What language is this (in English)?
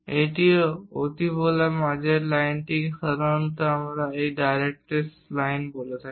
Bangla